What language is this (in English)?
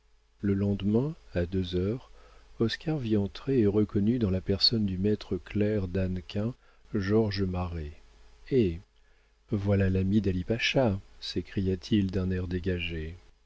French